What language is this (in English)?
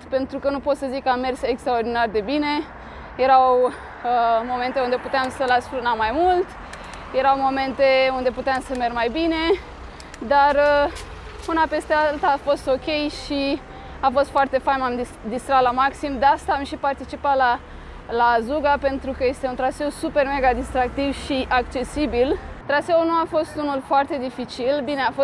Romanian